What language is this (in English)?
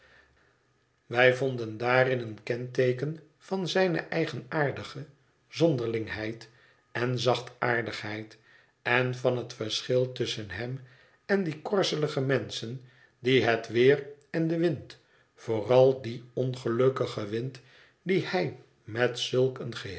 Dutch